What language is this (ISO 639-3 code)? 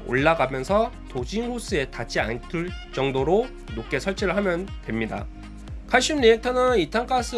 kor